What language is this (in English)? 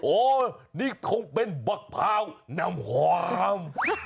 Thai